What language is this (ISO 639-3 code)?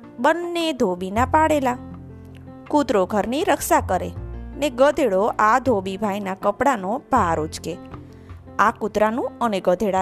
guj